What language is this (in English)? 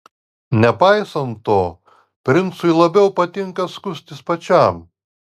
Lithuanian